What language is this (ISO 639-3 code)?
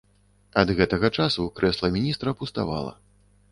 bel